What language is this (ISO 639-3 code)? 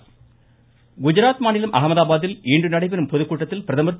tam